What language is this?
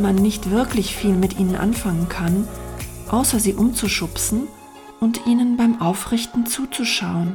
German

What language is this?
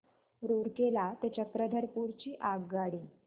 Marathi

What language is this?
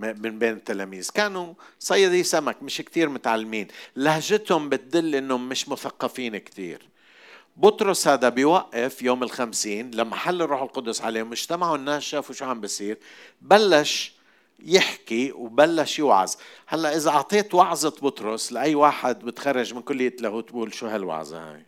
Arabic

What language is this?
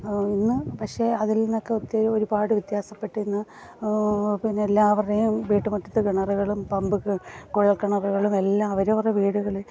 Malayalam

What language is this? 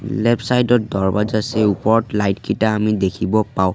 Assamese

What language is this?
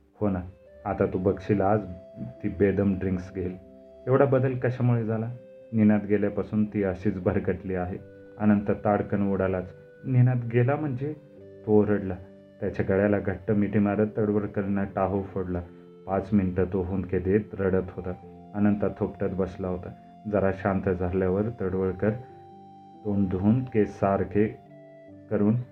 Marathi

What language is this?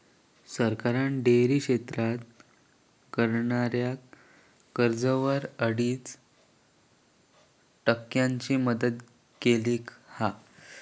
Marathi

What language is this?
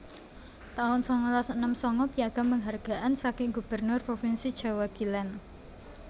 Javanese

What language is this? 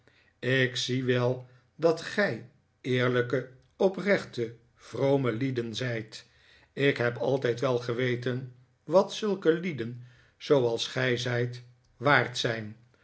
Dutch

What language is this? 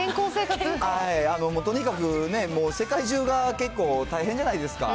Japanese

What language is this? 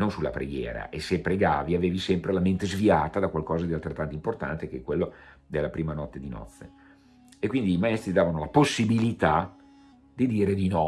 Italian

